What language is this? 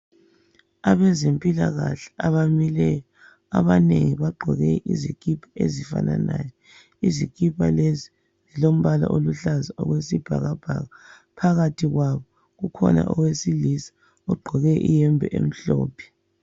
North Ndebele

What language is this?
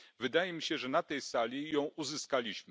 Polish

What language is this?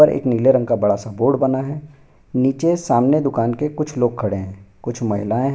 Hindi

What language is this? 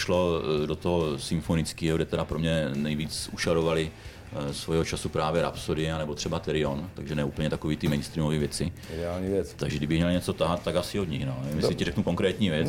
Czech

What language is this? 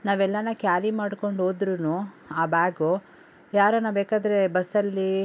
Kannada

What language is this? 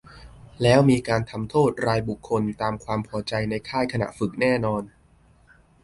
Thai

